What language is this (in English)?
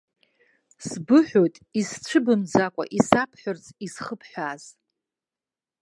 Abkhazian